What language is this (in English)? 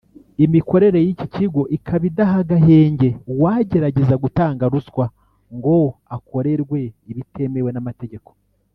Kinyarwanda